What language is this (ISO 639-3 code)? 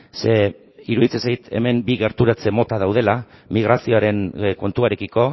eus